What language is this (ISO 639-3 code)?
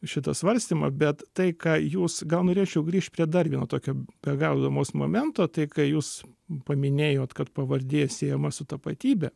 lit